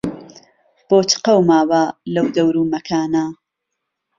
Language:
Central Kurdish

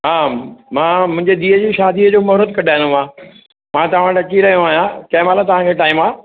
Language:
Sindhi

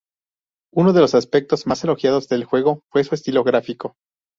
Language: Spanish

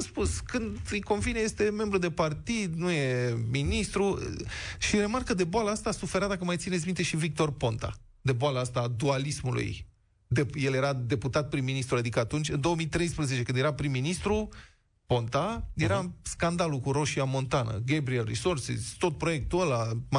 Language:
Romanian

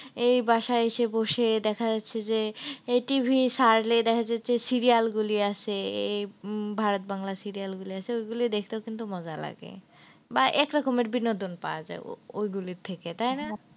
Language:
Bangla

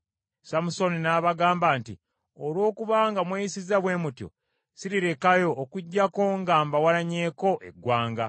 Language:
Ganda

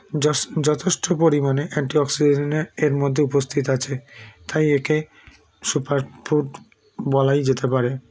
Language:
Bangla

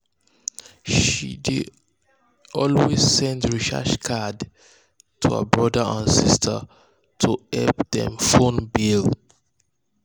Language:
Nigerian Pidgin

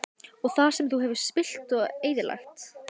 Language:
Icelandic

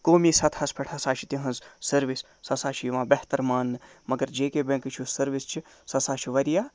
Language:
Kashmiri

